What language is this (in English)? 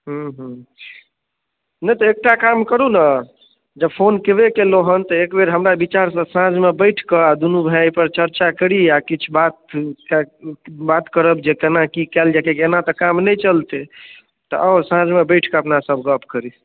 Maithili